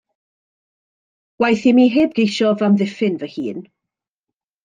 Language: Welsh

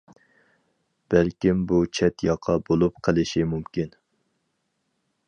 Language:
Uyghur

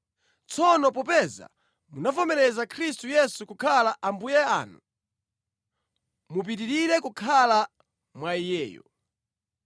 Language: Nyanja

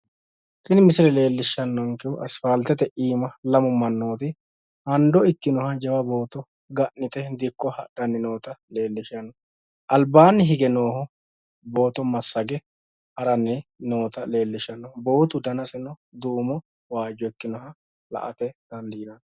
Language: Sidamo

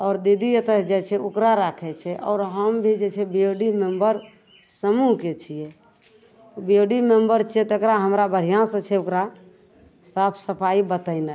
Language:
Maithili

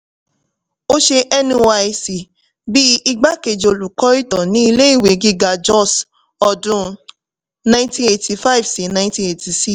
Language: Yoruba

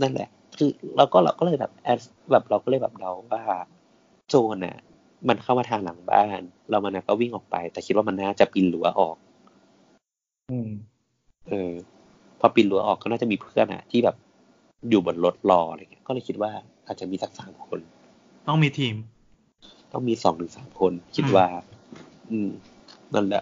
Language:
Thai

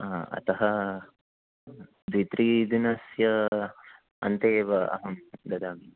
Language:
Sanskrit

